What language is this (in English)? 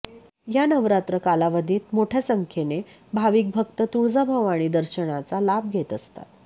Marathi